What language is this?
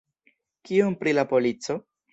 Esperanto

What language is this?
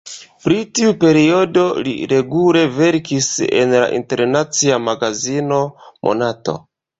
Esperanto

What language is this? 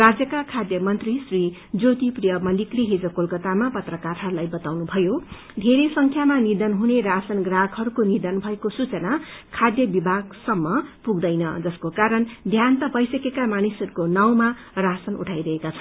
Nepali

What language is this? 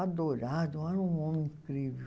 Portuguese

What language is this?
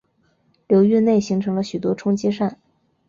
Chinese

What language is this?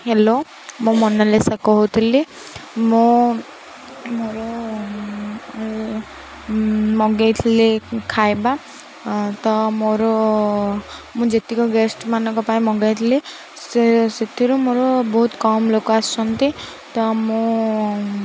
Odia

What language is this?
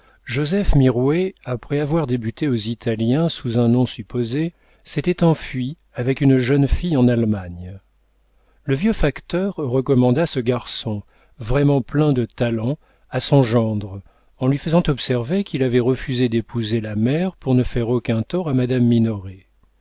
French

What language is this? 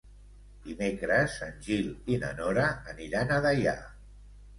Catalan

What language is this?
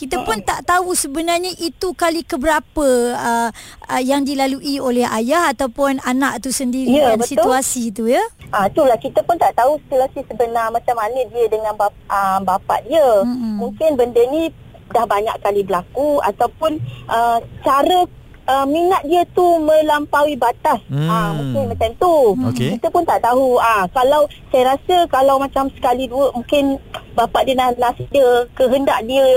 Malay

